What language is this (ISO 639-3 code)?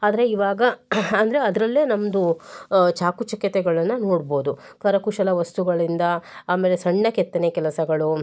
kan